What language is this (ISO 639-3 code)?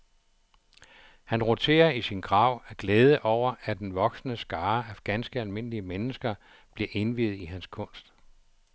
dan